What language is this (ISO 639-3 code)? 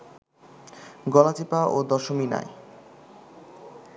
ben